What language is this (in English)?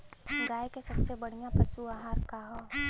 Bhojpuri